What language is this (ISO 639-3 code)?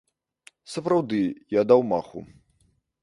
bel